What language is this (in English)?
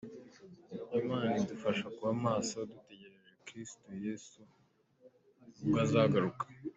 Kinyarwanda